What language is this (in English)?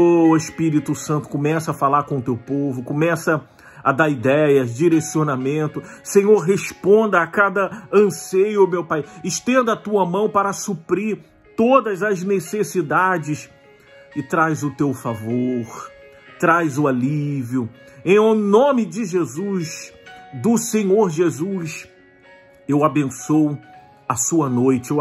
Portuguese